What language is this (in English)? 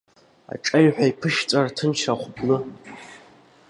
Abkhazian